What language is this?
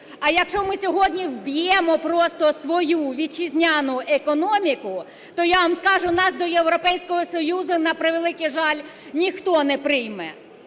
Ukrainian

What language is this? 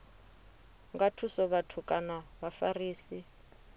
Venda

